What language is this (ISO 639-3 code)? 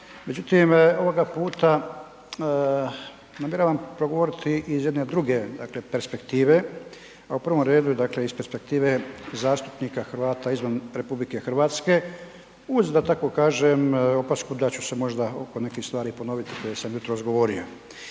hrv